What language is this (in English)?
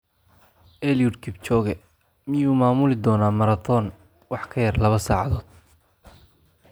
Somali